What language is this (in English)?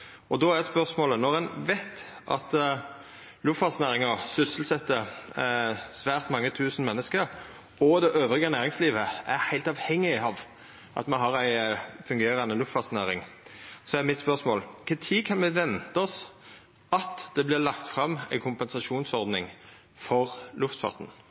Norwegian Nynorsk